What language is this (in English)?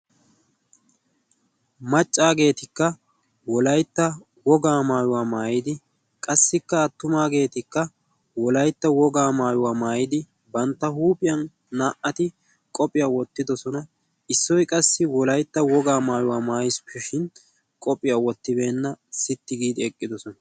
Wolaytta